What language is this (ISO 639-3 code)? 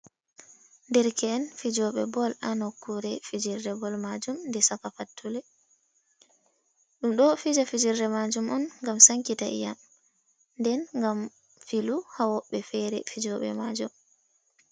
ful